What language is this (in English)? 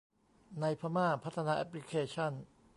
Thai